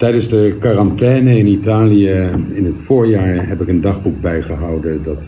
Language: Dutch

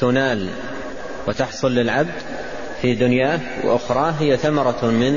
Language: Arabic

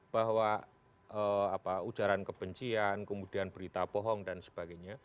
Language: Indonesian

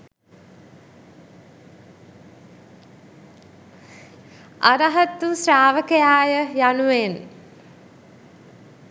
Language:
Sinhala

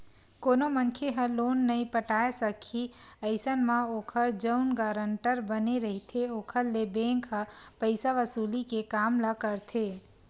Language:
Chhattisgarhi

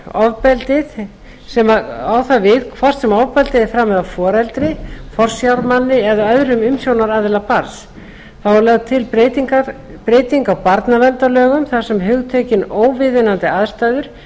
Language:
Icelandic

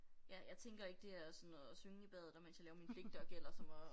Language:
Danish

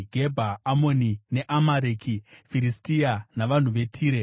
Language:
Shona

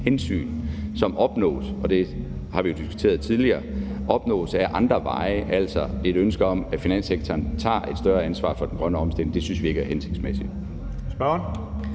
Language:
Danish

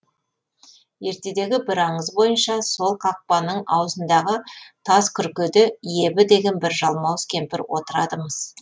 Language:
Kazakh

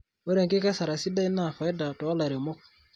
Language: Masai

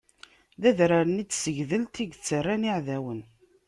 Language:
Kabyle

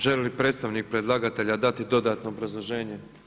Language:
Croatian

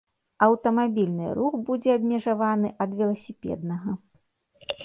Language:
Belarusian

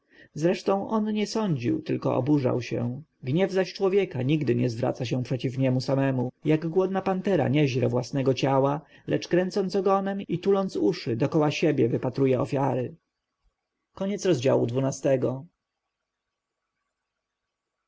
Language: Polish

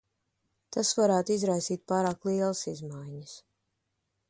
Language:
Latvian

